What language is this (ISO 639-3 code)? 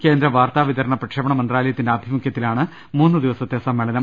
mal